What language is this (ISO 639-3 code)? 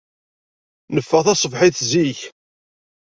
kab